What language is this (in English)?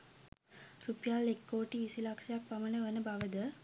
Sinhala